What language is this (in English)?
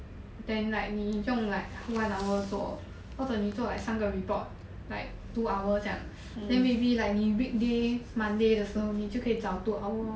English